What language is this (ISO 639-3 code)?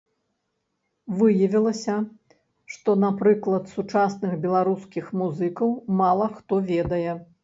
bel